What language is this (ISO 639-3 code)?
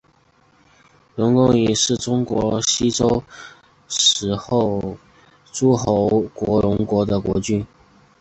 zho